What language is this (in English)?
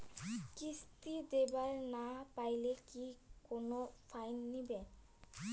Bangla